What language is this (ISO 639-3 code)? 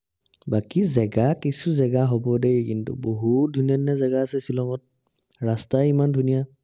asm